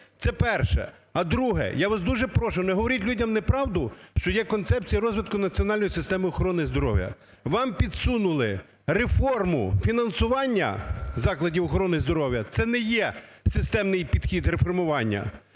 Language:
Ukrainian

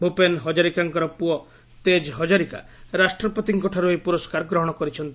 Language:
Odia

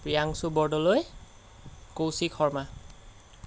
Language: Assamese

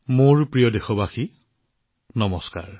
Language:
Assamese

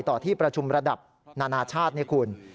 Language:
Thai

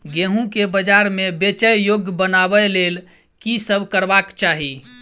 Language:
Maithili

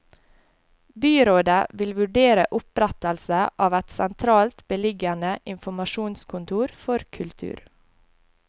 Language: Norwegian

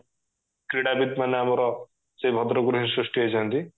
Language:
Odia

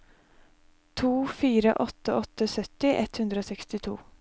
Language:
Norwegian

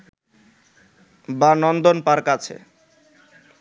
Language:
Bangla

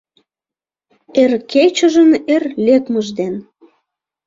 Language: Mari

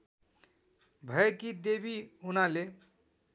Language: Nepali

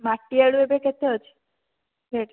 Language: Odia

